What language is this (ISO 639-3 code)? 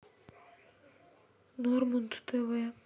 rus